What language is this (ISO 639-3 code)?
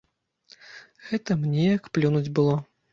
bel